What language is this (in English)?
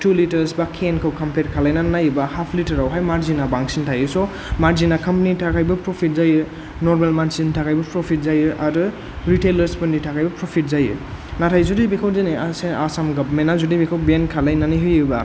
Bodo